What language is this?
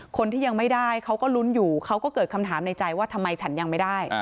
Thai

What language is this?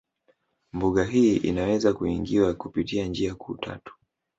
Swahili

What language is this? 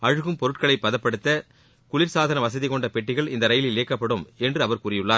Tamil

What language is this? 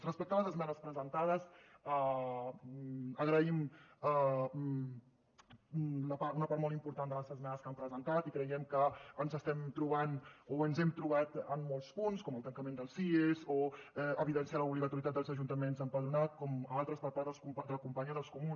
Catalan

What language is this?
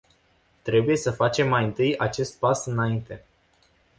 Romanian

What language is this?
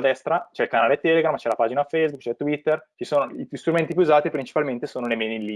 Italian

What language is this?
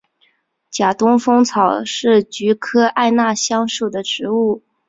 Chinese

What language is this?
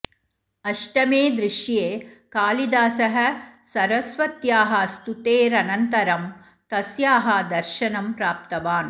Sanskrit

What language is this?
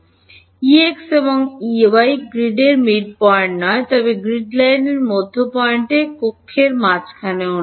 Bangla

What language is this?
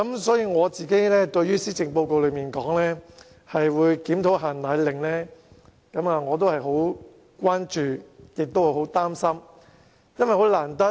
Cantonese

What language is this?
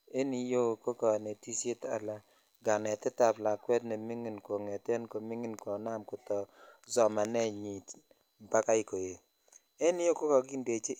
Kalenjin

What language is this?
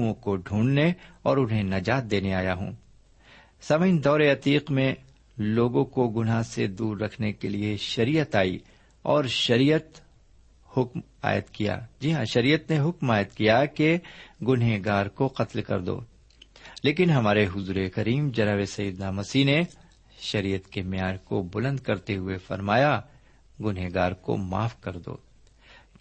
Urdu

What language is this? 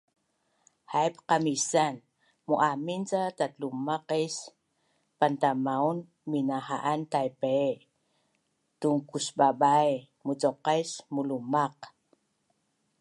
Bunun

